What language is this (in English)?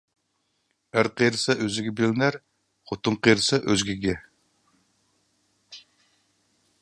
Uyghur